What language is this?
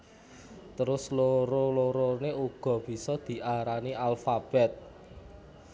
Javanese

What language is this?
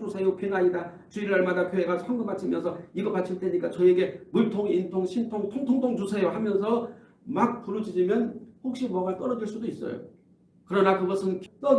Korean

